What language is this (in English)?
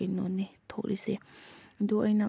Manipuri